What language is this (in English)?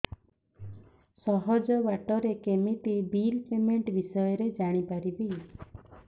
Odia